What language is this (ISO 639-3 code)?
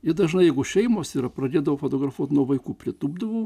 lit